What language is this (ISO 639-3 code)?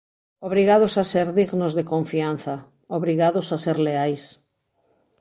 glg